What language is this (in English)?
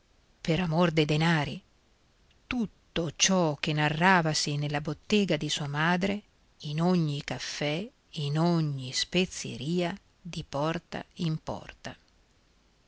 Italian